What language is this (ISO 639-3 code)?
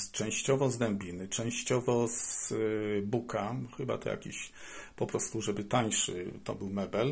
pol